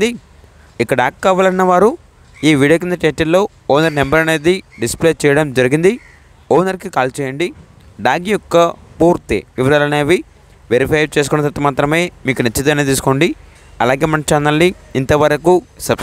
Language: Telugu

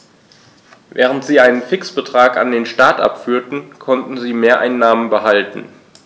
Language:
German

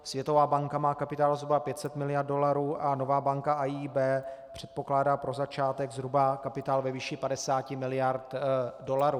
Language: Czech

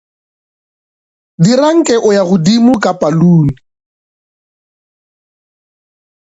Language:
Northern Sotho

